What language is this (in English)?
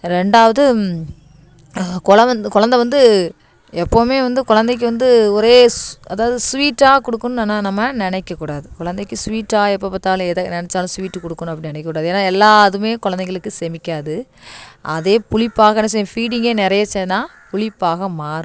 Tamil